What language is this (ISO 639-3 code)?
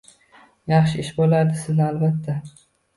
uzb